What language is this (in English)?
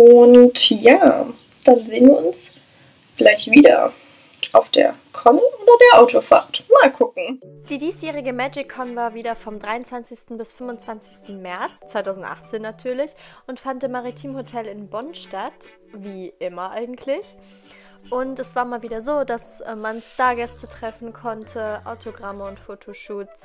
German